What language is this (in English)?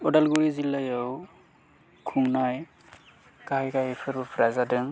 Bodo